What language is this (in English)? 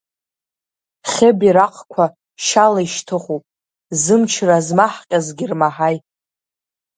Abkhazian